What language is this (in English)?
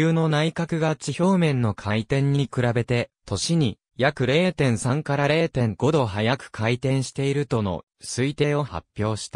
Japanese